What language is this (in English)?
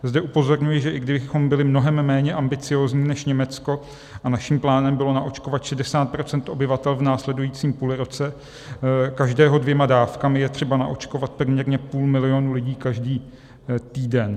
Czech